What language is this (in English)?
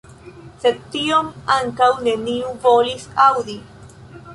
Esperanto